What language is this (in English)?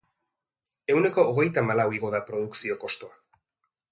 Basque